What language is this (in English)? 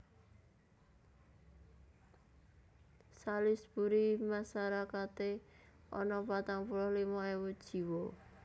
Javanese